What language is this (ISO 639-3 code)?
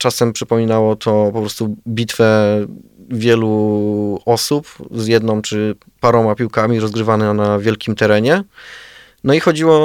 pol